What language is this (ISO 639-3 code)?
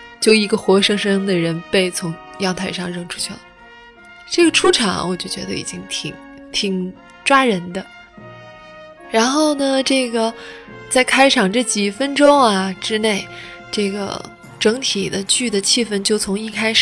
zho